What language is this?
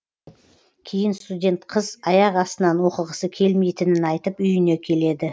Kazakh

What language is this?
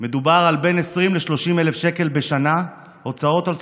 Hebrew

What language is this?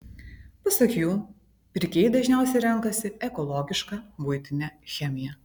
Lithuanian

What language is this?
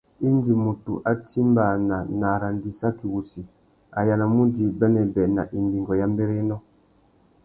Tuki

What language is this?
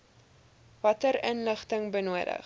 Afrikaans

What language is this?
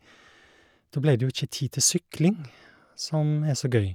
Norwegian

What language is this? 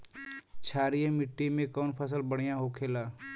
Bhojpuri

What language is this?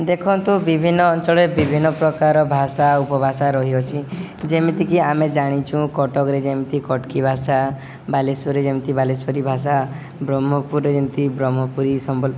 Odia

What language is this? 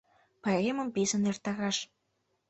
Mari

